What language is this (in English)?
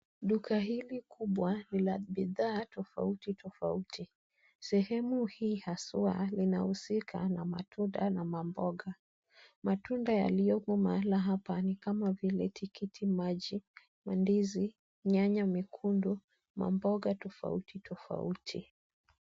Swahili